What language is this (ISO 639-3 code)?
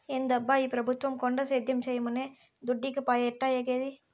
tel